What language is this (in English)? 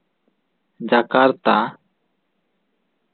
Santali